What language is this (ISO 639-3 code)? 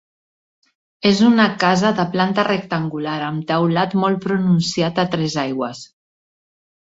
cat